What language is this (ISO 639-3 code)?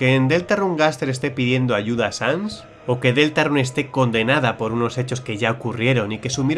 spa